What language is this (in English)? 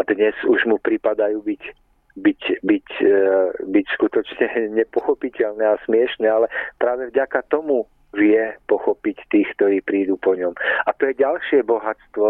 Czech